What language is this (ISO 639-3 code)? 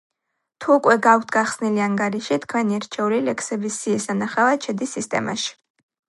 kat